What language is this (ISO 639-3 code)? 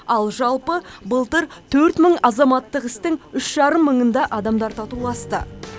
kaz